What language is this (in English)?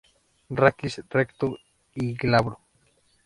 Spanish